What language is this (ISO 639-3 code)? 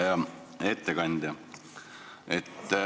est